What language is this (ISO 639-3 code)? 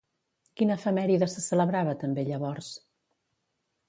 cat